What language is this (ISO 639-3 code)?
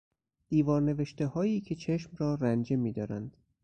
fas